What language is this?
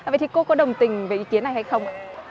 Vietnamese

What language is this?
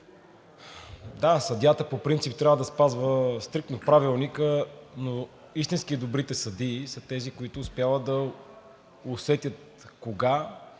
Bulgarian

